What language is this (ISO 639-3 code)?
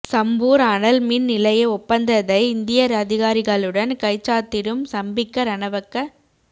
tam